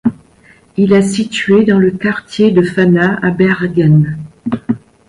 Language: French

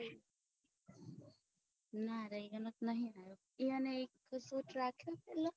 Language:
Gujarati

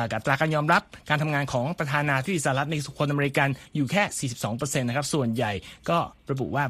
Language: Thai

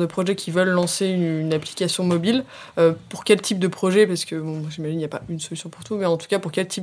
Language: French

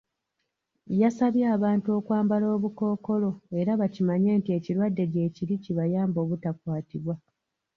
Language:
Ganda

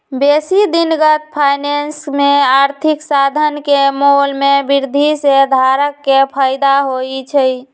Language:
Magahi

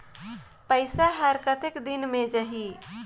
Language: Chhattisgarhi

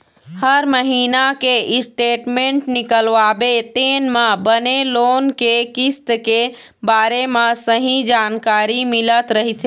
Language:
Chhattisgarhi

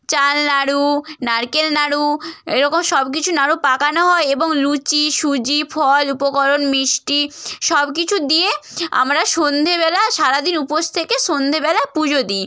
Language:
Bangla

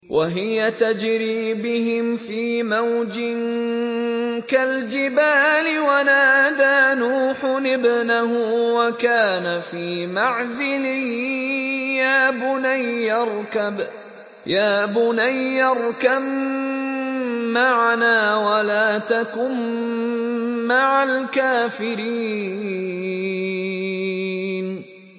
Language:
Arabic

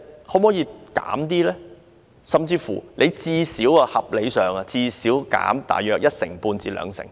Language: Cantonese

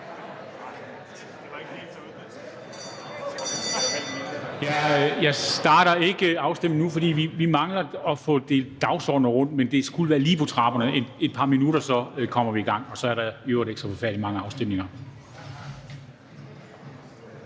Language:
Danish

